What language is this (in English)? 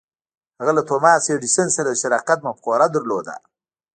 Pashto